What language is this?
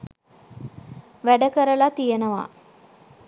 Sinhala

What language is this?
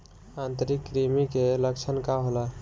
Bhojpuri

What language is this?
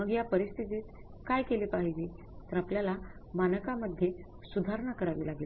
Marathi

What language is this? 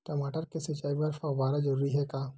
Chhattisgarhi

